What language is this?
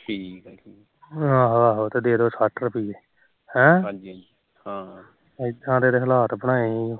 Punjabi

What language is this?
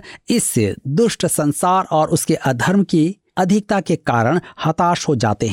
Hindi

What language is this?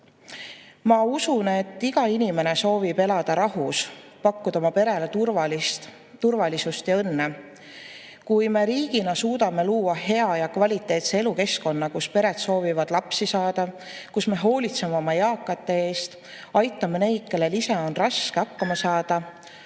Estonian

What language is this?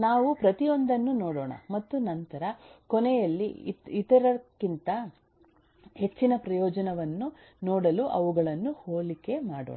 Kannada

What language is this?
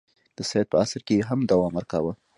Pashto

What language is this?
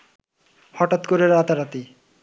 Bangla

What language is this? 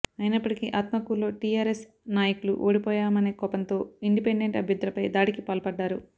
Telugu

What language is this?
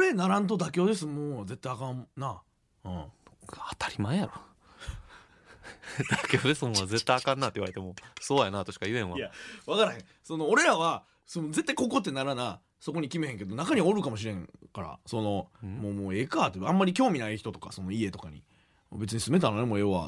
Japanese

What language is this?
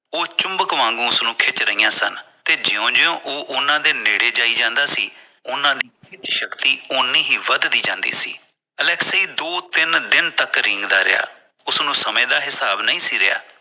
Punjabi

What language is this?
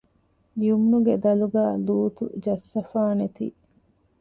Divehi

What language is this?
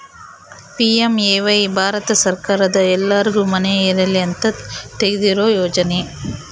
Kannada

